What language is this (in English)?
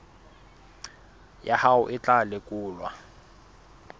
Southern Sotho